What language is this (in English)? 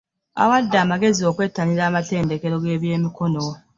Ganda